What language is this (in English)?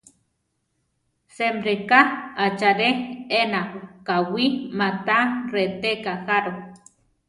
Central Tarahumara